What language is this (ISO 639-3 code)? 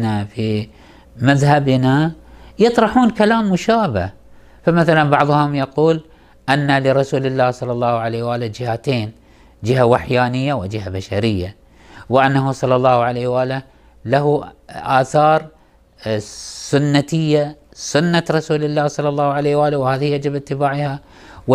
ara